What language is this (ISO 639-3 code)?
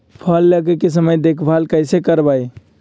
mag